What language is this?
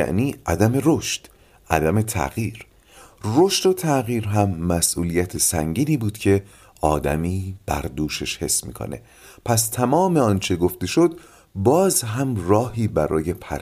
Persian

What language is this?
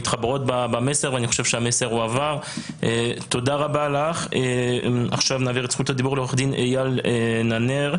Hebrew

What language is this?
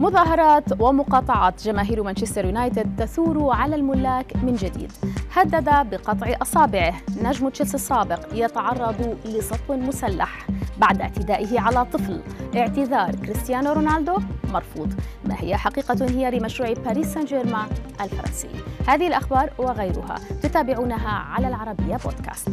Arabic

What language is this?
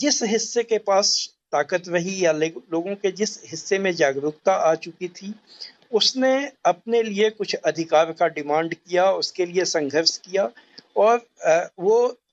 Hindi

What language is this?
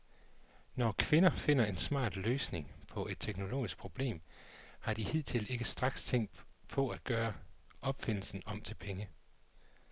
Danish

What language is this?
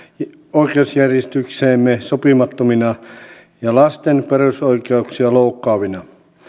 Finnish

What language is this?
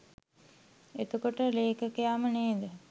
Sinhala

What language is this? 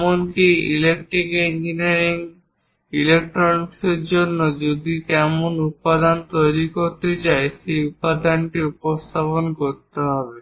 Bangla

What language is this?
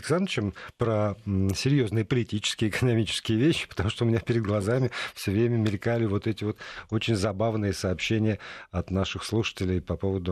Russian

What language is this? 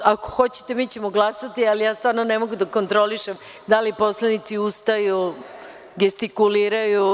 Serbian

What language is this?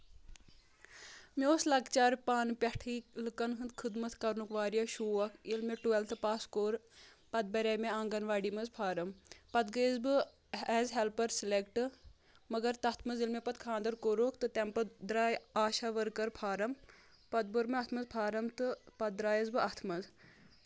Kashmiri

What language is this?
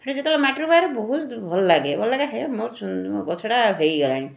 Odia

